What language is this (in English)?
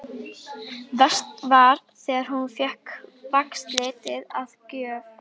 Icelandic